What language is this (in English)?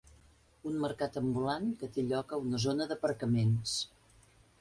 Catalan